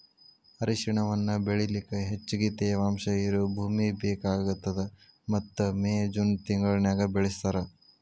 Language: Kannada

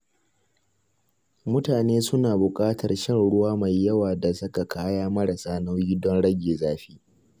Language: Hausa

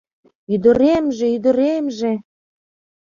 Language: Mari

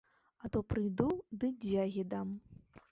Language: Belarusian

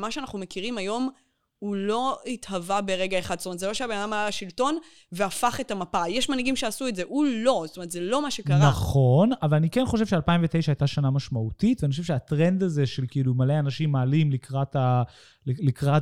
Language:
Hebrew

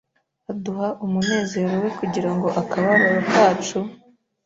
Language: Kinyarwanda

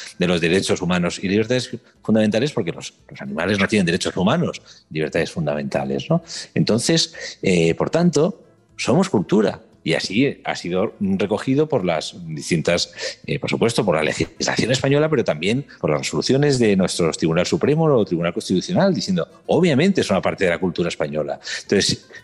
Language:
Spanish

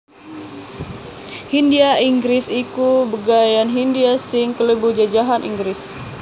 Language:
Javanese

